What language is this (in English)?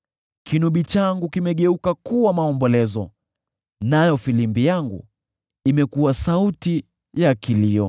Swahili